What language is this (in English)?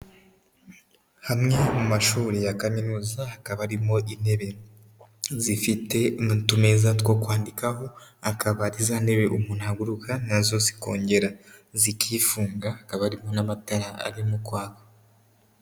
Kinyarwanda